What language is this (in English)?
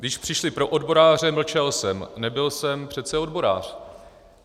Czech